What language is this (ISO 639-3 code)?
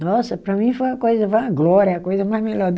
por